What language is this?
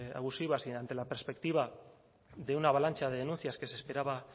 Spanish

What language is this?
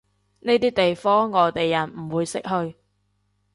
Cantonese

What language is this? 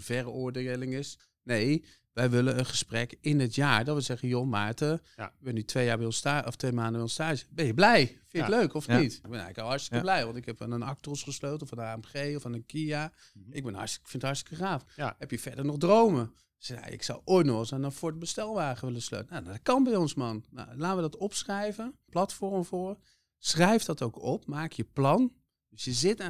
Dutch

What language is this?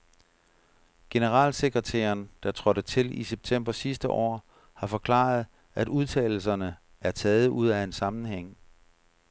Danish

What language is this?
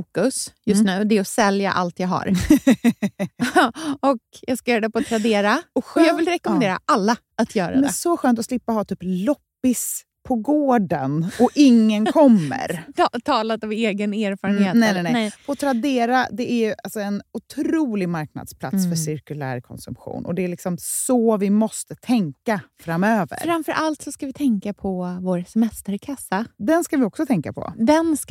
Swedish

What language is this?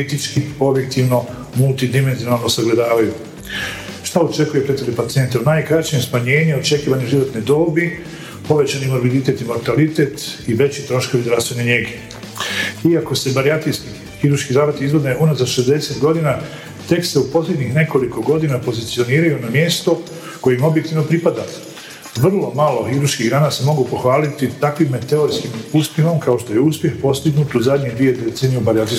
Croatian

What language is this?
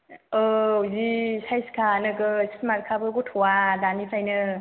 Bodo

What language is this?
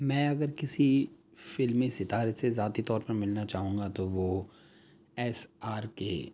Urdu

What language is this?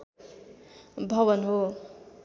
Nepali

